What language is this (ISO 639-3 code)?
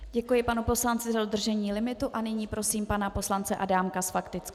ces